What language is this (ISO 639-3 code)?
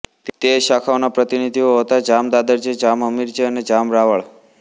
guj